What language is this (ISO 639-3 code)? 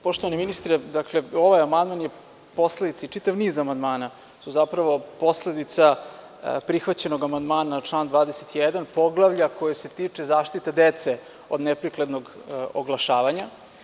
srp